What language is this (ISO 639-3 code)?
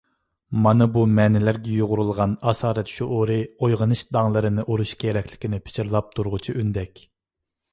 uig